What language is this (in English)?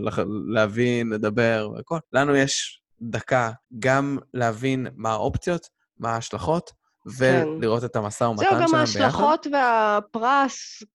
Hebrew